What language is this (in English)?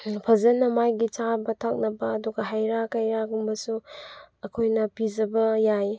Manipuri